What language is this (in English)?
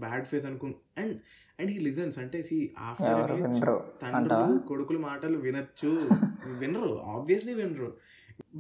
Telugu